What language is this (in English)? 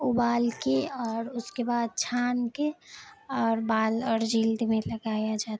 Urdu